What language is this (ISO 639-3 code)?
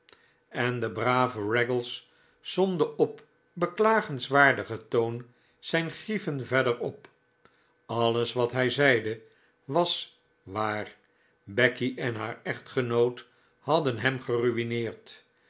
nld